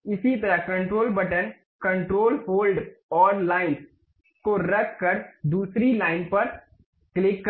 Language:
Hindi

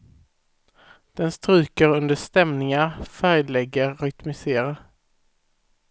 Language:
Swedish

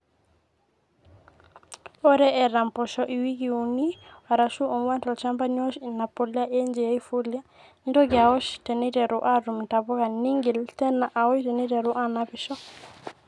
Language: Masai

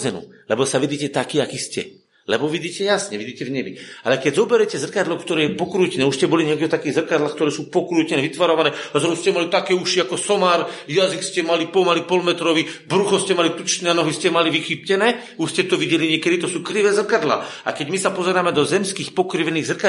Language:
Slovak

